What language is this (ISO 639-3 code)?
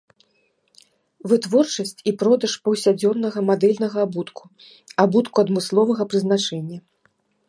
bel